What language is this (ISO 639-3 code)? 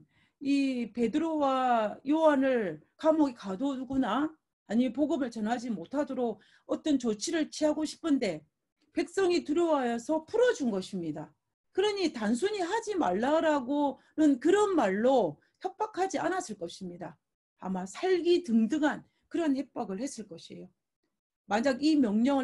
kor